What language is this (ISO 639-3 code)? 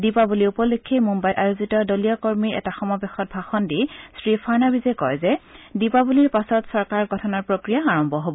asm